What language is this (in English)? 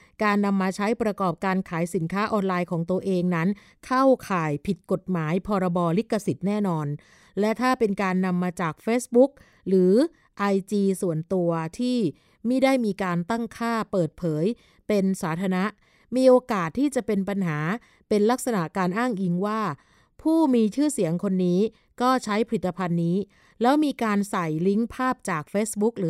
Thai